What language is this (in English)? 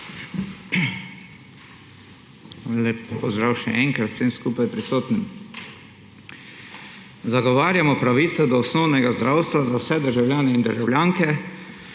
Slovenian